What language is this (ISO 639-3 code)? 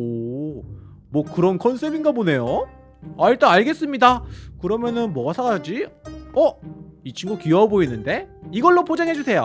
kor